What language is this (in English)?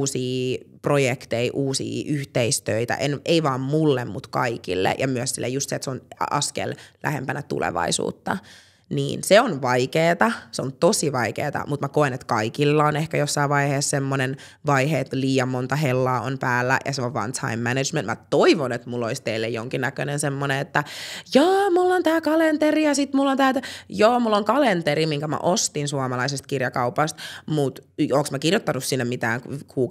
Finnish